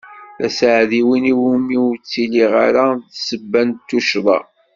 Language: Kabyle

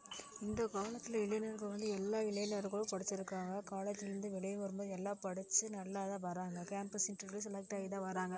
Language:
Tamil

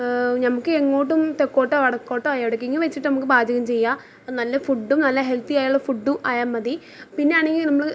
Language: Malayalam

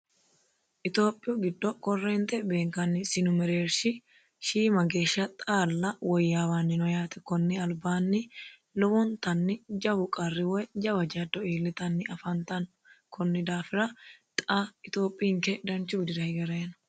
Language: Sidamo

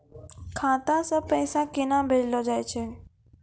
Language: Maithili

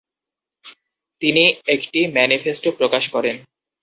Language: Bangla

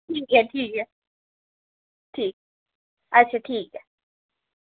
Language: Dogri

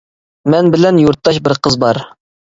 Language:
Uyghur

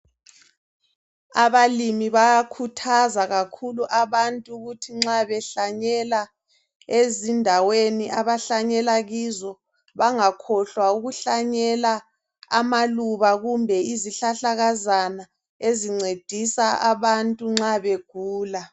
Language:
North Ndebele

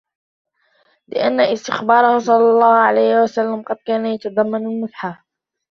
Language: Arabic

